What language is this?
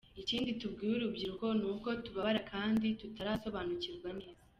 Kinyarwanda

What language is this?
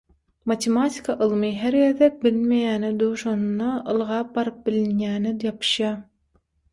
Turkmen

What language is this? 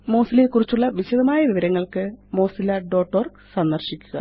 Malayalam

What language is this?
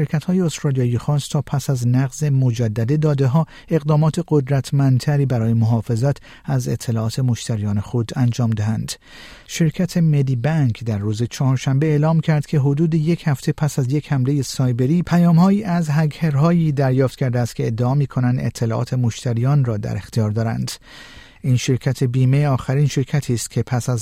Persian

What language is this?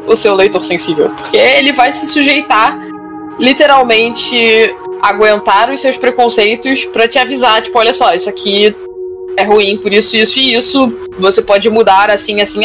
Portuguese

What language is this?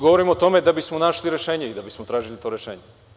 Serbian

